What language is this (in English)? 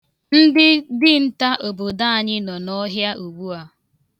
Igbo